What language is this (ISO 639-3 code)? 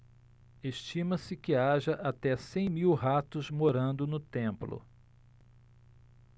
por